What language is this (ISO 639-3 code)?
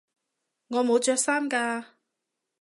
yue